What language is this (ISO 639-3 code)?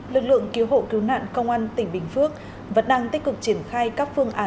vie